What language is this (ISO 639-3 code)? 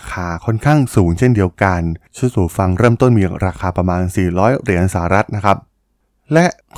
tha